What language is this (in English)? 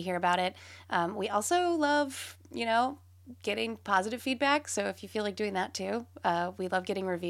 English